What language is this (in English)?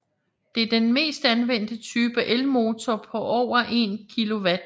Danish